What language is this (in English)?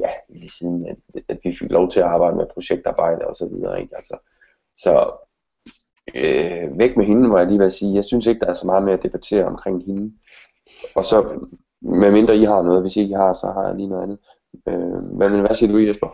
Danish